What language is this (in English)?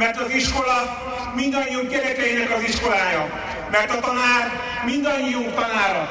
Hungarian